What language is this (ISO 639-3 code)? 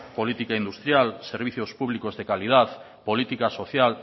spa